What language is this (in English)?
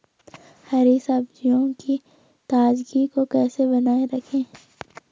Hindi